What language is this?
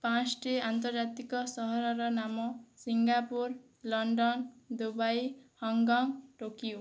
Odia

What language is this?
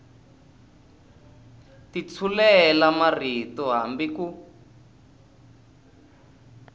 Tsonga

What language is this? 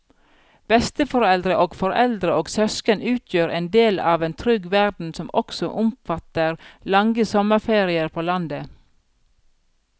Norwegian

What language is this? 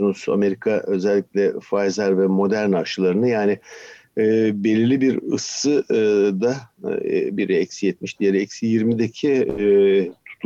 Turkish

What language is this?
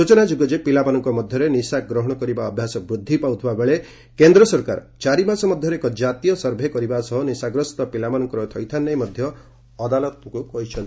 Odia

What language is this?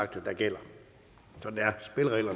Danish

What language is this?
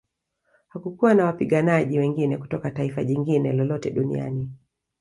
Swahili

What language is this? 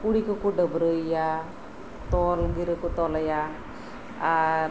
Santali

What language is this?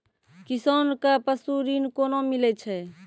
Maithili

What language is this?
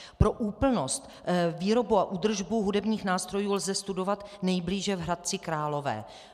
Czech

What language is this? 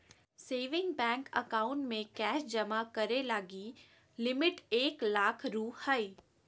Magahi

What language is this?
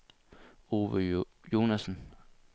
Danish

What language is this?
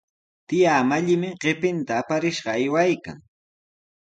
Sihuas Ancash Quechua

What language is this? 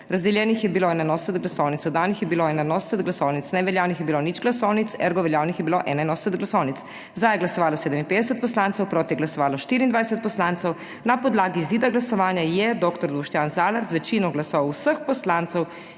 Slovenian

